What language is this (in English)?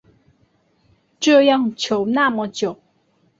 Chinese